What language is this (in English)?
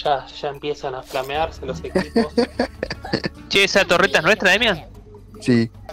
Spanish